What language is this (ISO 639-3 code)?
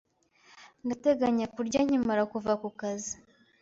kin